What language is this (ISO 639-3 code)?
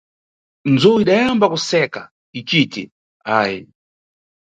nyu